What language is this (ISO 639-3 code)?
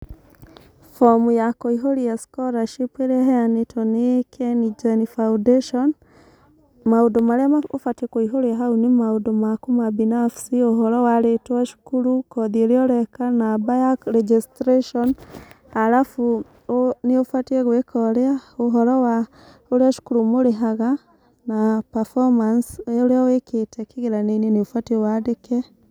kik